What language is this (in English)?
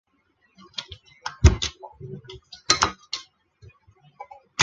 Chinese